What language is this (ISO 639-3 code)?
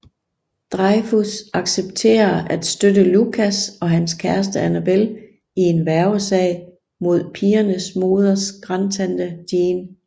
dan